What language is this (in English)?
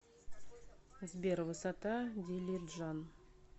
Russian